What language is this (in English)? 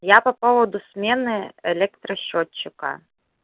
Russian